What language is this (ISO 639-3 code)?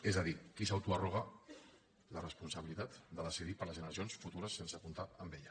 cat